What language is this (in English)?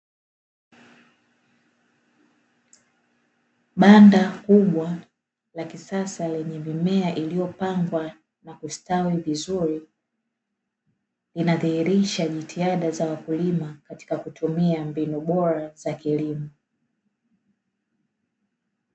Swahili